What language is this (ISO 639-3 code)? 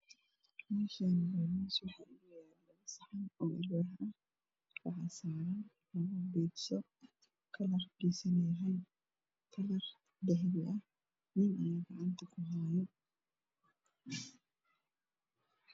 som